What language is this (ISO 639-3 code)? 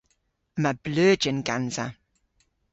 cor